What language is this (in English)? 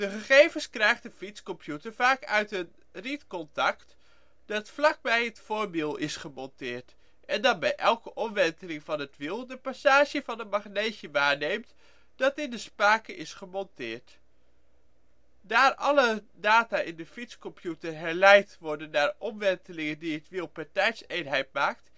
Dutch